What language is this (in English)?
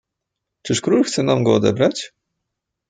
Polish